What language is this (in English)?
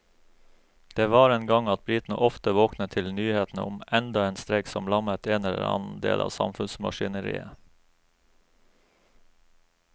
Norwegian